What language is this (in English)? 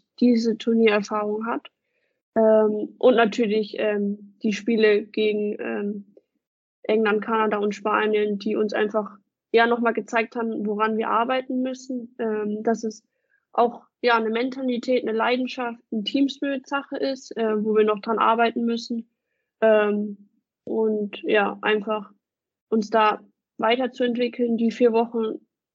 German